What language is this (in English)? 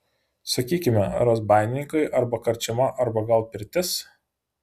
Lithuanian